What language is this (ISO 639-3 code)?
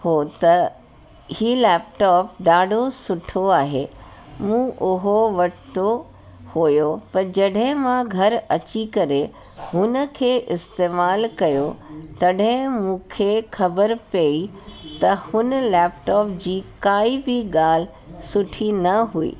snd